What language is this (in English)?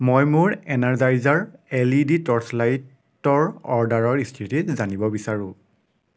Assamese